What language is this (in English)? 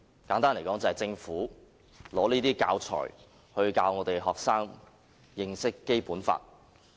Cantonese